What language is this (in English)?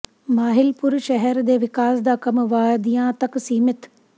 Punjabi